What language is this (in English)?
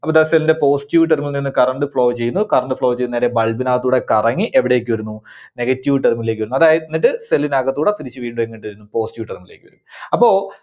Malayalam